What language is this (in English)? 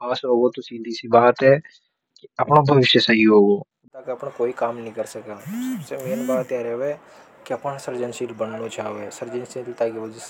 Hadothi